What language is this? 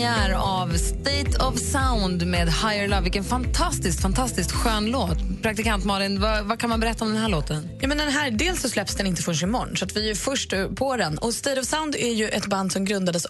Swedish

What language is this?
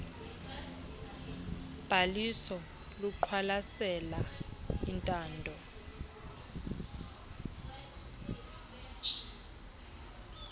Xhosa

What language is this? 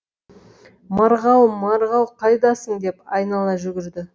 Kazakh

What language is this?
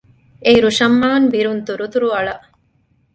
Divehi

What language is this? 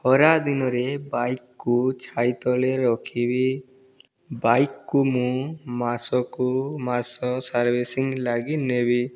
Odia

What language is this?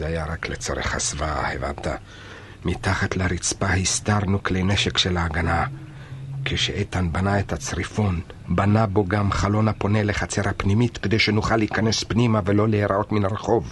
Hebrew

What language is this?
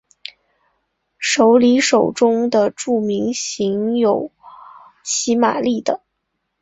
Chinese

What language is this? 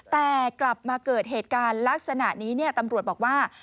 Thai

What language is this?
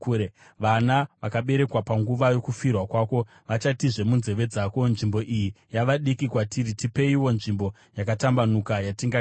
Shona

